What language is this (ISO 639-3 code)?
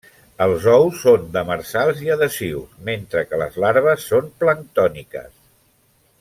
cat